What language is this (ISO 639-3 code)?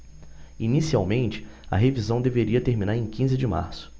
por